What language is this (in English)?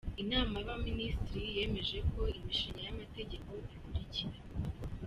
Kinyarwanda